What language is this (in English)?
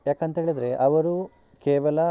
Kannada